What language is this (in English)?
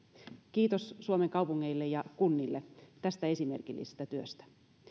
Finnish